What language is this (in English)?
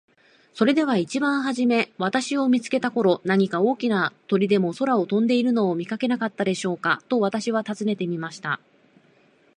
Japanese